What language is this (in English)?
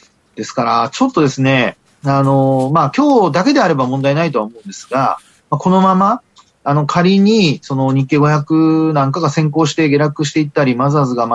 Japanese